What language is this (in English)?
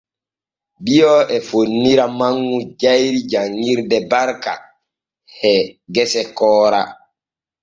Borgu Fulfulde